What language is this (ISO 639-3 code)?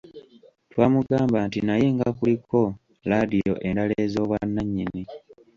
lug